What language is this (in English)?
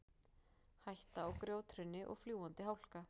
Icelandic